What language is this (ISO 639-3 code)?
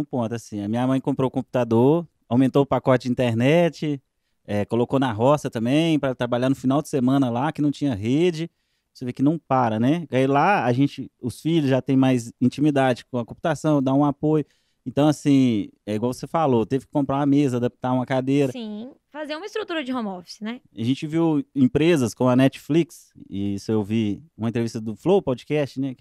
por